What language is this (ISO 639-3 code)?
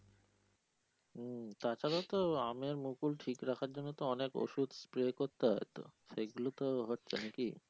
ben